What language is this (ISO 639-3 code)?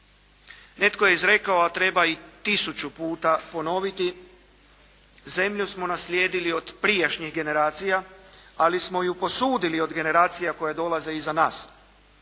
hrv